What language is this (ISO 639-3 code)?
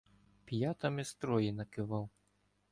ukr